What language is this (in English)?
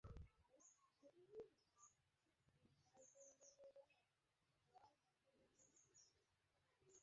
Bangla